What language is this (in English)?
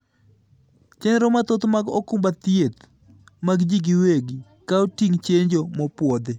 Luo (Kenya and Tanzania)